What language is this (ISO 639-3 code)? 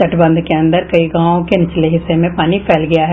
hin